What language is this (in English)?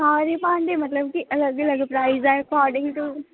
Dogri